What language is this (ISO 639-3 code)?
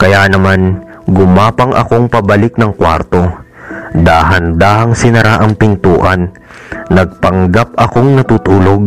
fil